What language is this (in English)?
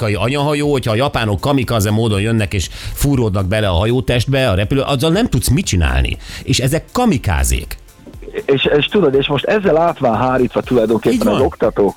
Hungarian